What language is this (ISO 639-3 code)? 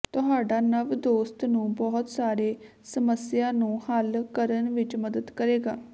pan